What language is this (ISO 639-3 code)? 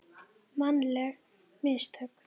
isl